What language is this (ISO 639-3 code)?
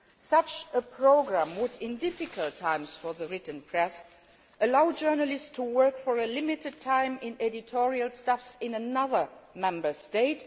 eng